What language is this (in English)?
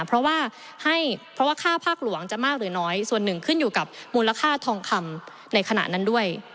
Thai